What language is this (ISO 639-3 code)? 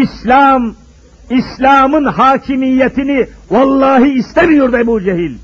tur